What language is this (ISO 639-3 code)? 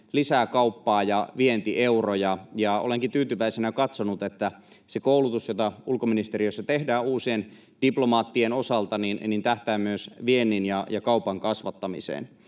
fin